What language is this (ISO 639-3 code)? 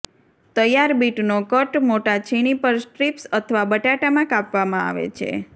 guj